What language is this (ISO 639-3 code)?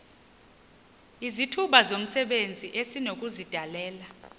xho